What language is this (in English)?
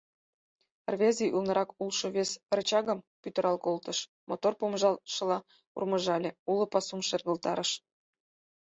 Mari